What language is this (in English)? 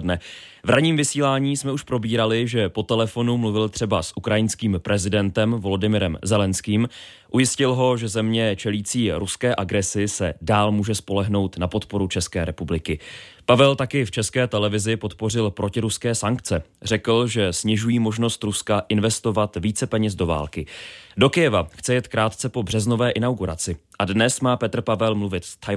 Czech